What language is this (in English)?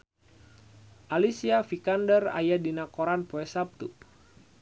Sundanese